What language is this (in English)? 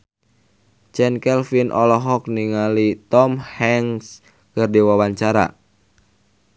Sundanese